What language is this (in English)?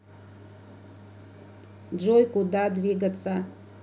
Russian